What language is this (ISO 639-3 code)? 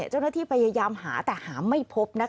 tha